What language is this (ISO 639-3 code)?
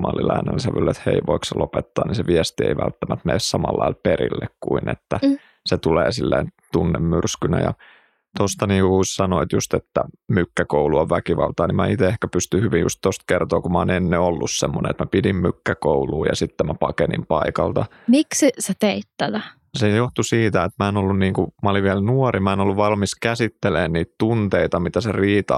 fin